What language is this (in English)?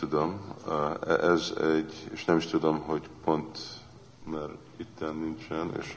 Hungarian